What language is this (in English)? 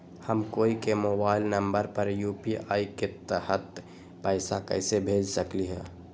Magahi